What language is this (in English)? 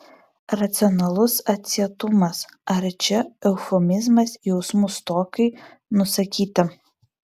Lithuanian